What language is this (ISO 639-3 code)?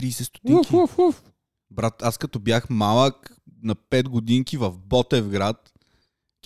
bul